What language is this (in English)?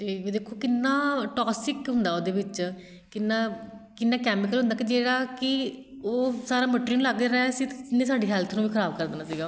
Punjabi